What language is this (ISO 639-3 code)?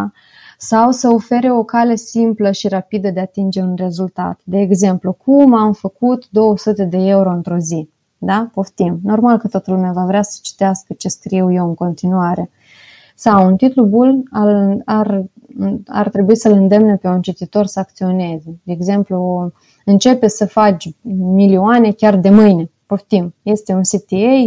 ron